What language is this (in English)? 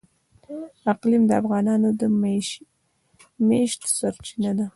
Pashto